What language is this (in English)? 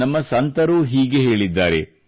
Kannada